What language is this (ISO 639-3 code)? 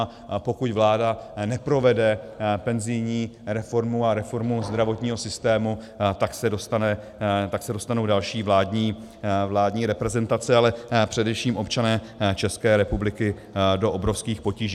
ces